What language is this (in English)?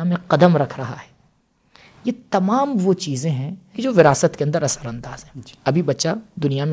Urdu